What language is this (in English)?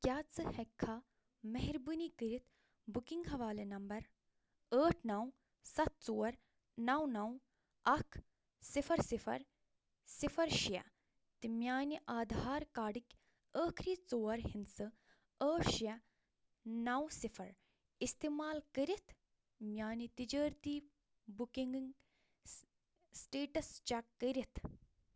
Kashmiri